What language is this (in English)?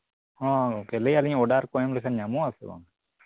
Santali